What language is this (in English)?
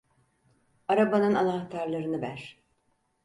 Turkish